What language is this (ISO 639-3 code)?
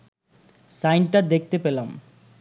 ben